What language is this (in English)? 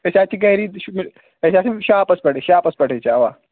Kashmiri